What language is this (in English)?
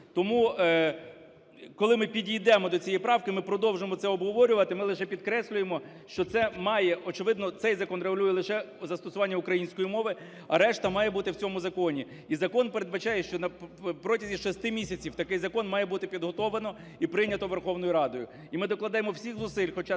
Ukrainian